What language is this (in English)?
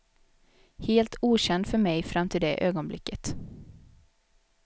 Swedish